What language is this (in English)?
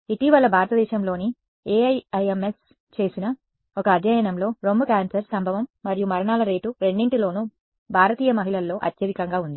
Telugu